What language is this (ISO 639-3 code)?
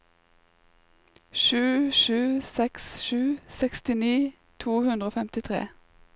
nor